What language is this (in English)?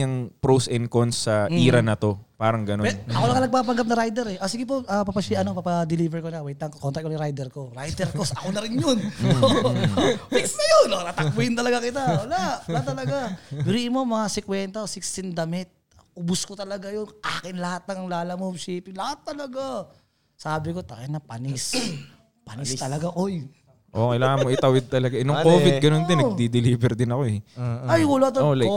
Filipino